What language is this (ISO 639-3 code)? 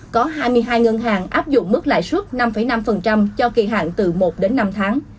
vie